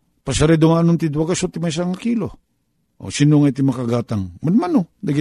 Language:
Filipino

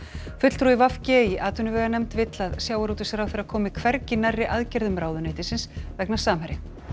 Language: Icelandic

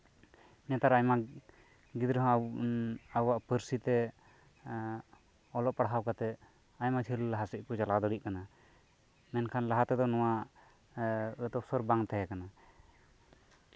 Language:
Santali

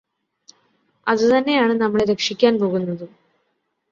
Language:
Malayalam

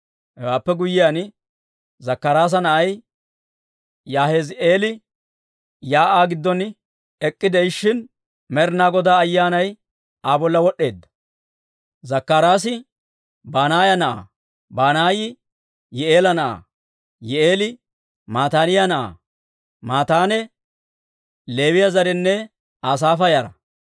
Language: Dawro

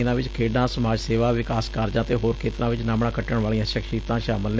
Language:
Punjabi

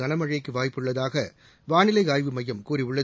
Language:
Tamil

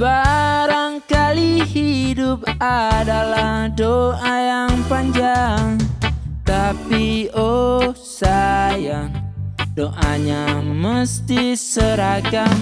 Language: Indonesian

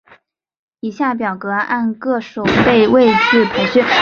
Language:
Chinese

